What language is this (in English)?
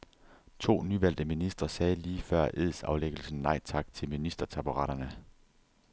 Danish